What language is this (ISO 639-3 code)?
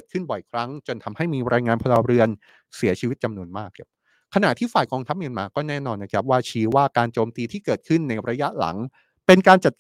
tha